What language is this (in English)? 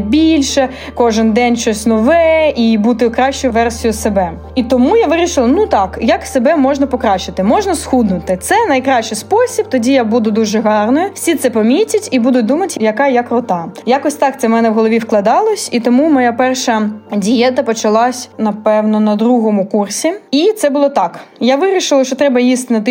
Ukrainian